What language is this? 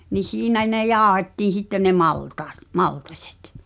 Finnish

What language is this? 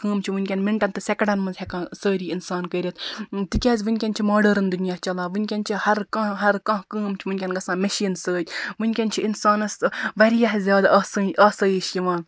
Kashmiri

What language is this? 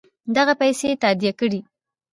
Pashto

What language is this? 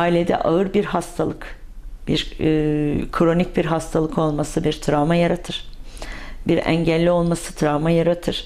Turkish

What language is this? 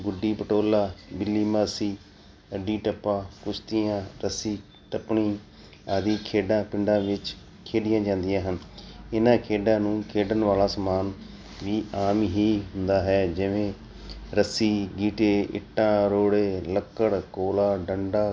Punjabi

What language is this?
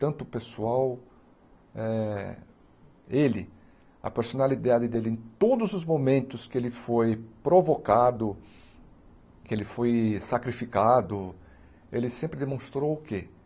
Portuguese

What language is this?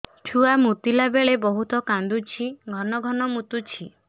Odia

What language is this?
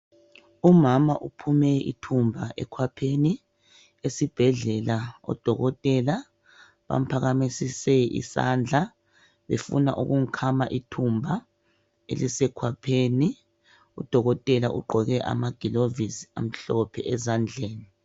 North Ndebele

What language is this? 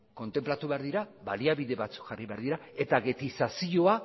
Basque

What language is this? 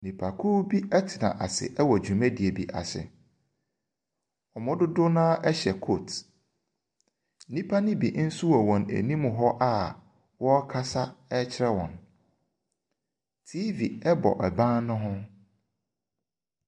Akan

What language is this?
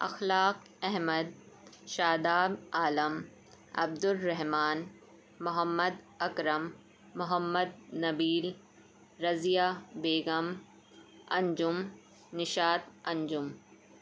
Urdu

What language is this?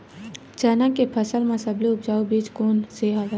Chhattisgarhi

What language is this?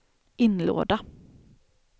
Swedish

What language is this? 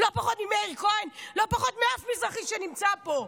Hebrew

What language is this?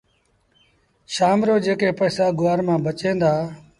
Sindhi Bhil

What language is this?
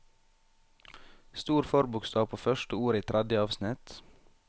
Norwegian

